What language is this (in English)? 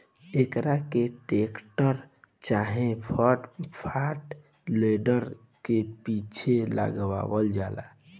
Bhojpuri